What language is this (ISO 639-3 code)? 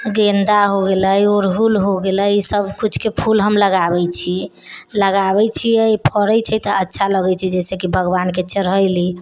mai